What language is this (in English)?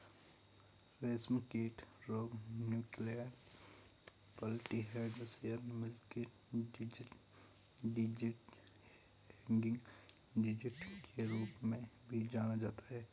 Hindi